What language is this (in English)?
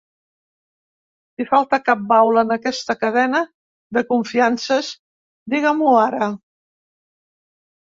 Catalan